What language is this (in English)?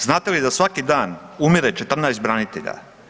Croatian